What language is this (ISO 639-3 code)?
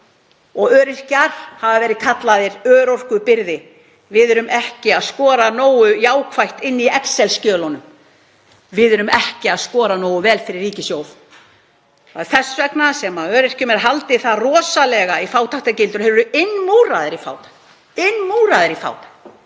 isl